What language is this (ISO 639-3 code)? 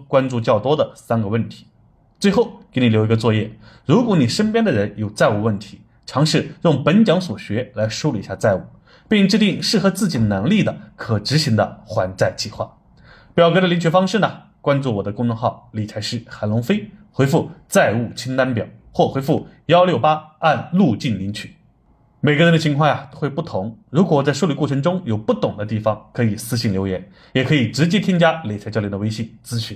zho